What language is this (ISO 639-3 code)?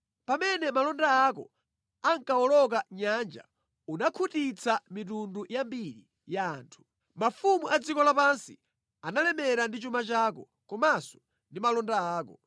nya